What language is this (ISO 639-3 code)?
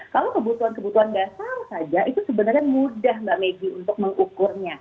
ind